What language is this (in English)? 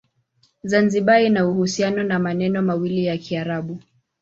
Swahili